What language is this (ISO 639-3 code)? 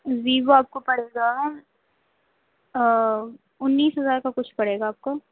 urd